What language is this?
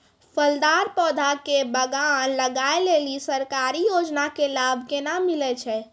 Maithili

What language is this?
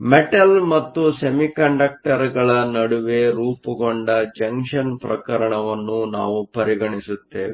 Kannada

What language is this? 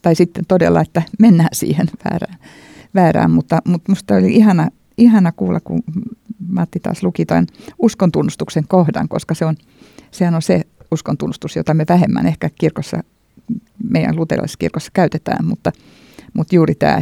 Finnish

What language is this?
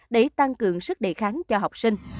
Vietnamese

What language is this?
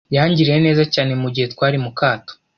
Kinyarwanda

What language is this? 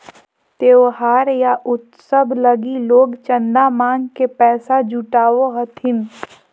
Magahi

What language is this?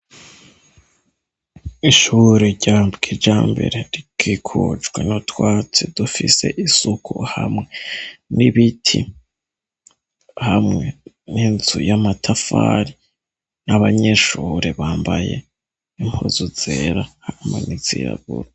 Rundi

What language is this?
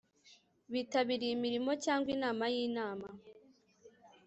Kinyarwanda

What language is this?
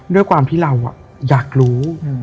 Thai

